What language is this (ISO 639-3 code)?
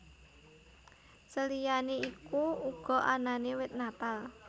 jav